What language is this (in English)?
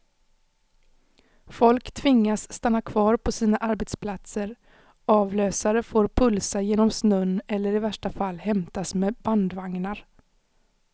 Swedish